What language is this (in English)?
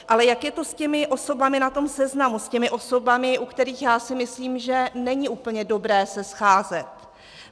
Czech